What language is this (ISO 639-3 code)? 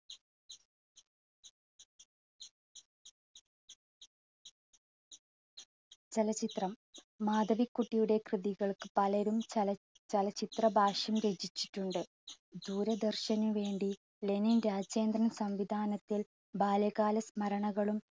mal